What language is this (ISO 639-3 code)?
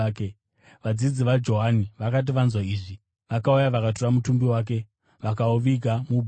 sna